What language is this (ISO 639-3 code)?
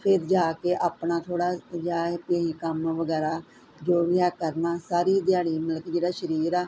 pan